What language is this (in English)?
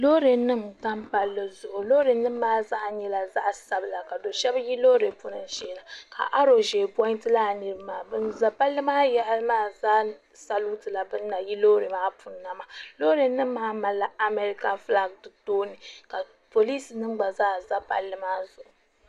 Dagbani